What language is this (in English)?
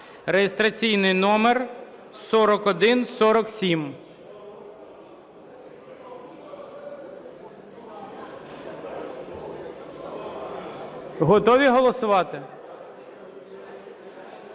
Ukrainian